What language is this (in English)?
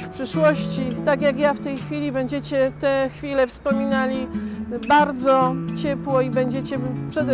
Polish